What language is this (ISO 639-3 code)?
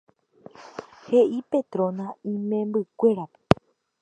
grn